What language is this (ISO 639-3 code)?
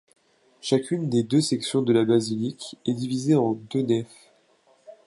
fra